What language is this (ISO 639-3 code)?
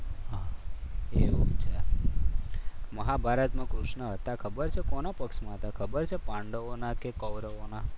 guj